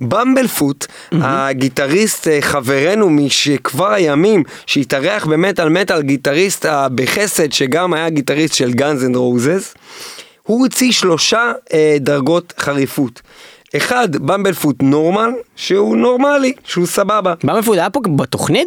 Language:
Hebrew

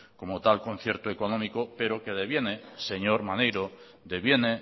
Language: Spanish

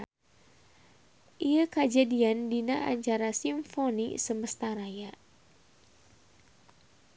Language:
Sundanese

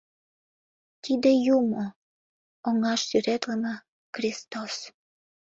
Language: Mari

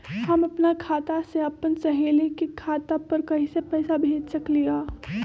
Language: Magahi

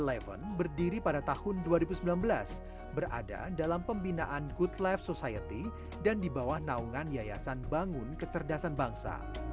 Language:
Indonesian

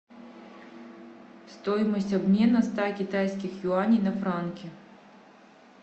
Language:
Russian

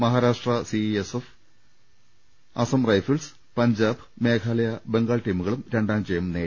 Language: Malayalam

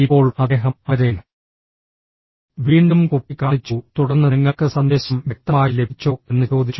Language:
Malayalam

